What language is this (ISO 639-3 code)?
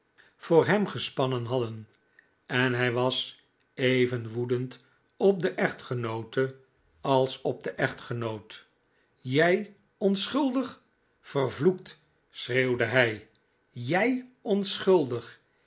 nld